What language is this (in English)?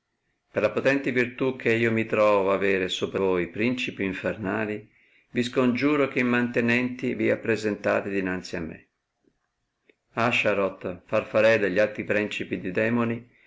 Italian